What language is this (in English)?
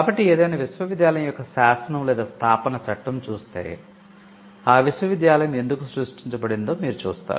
Telugu